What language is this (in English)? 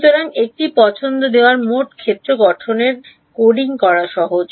Bangla